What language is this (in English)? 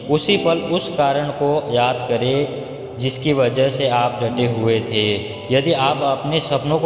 Hindi